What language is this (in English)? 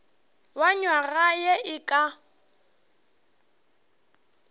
Northern Sotho